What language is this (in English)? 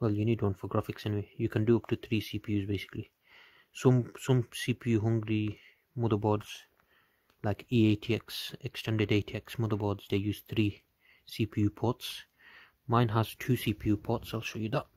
English